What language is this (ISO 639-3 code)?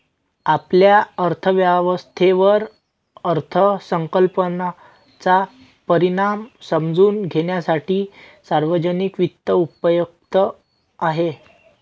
mar